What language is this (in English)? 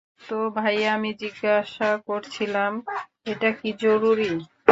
Bangla